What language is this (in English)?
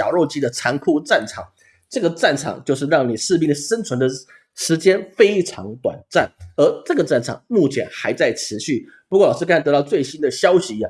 Chinese